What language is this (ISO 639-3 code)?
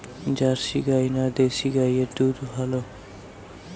ben